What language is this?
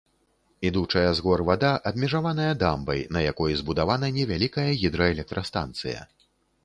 Belarusian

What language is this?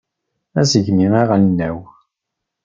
Kabyle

